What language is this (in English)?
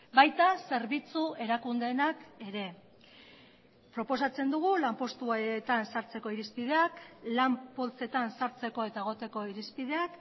Basque